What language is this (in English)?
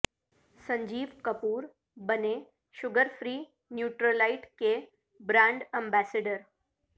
Urdu